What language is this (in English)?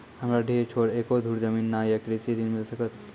Maithili